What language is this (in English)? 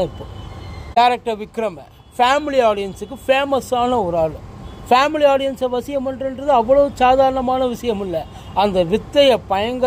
Romanian